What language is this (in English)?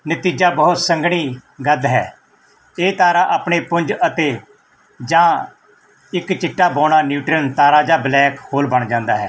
Punjabi